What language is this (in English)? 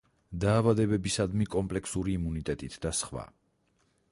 Georgian